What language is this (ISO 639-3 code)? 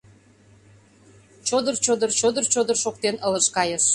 chm